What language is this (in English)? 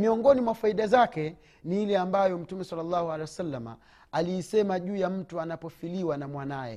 Swahili